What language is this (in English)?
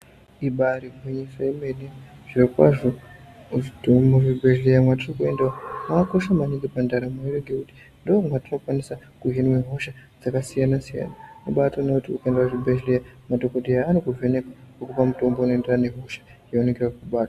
Ndau